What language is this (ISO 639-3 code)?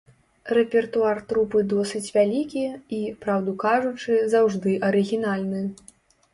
bel